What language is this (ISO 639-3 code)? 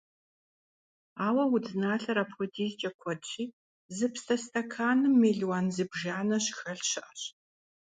kbd